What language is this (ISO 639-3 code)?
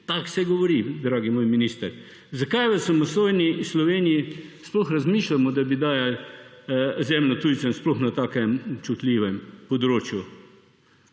slv